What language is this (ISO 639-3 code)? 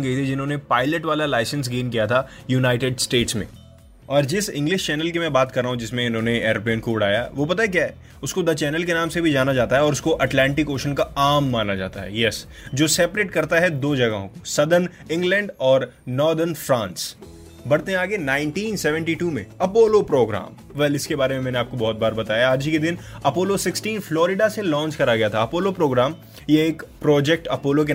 hin